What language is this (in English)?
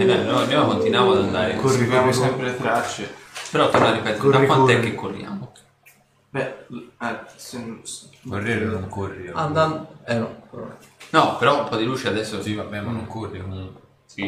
Italian